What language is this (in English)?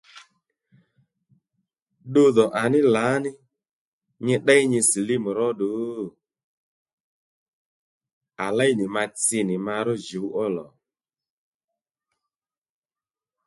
Lendu